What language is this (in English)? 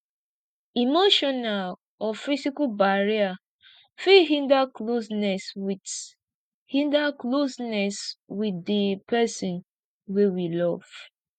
Nigerian Pidgin